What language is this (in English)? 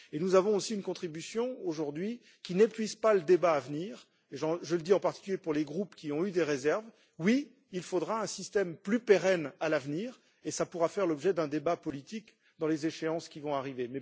French